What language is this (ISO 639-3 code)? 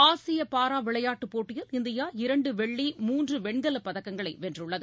tam